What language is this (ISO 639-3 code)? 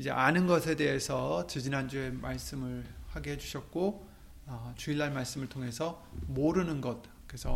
kor